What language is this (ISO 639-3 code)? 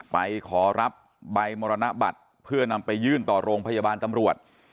tha